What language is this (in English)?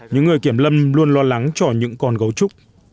Vietnamese